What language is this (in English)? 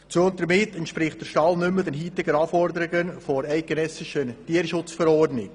Swiss German